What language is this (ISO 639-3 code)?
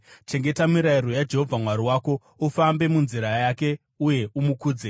sna